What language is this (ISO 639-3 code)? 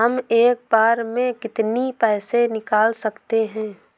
hin